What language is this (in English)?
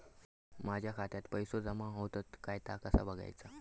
Marathi